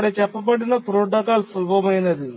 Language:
Telugu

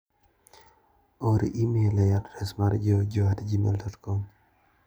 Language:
Luo (Kenya and Tanzania)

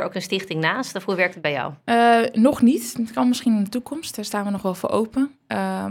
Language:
Dutch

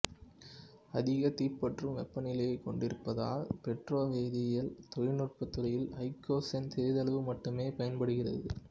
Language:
Tamil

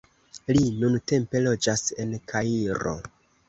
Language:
Esperanto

